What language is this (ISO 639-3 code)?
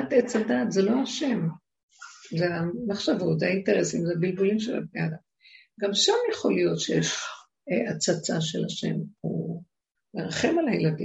heb